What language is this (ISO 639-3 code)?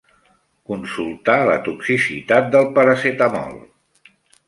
cat